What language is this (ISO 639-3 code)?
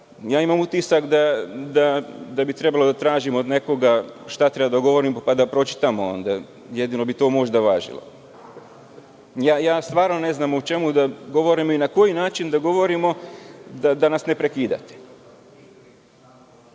srp